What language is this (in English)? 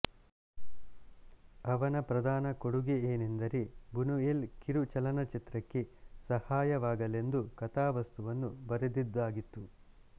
Kannada